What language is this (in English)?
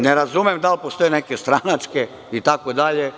Serbian